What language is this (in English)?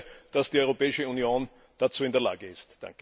German